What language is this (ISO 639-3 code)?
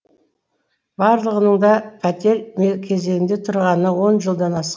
kaz